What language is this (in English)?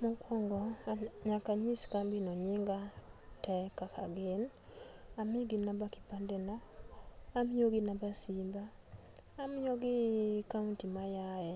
Luo (Kenya and Tanzania)